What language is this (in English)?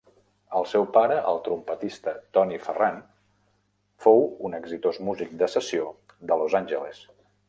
Catalan